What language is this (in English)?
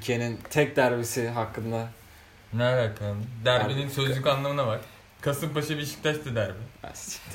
Turkish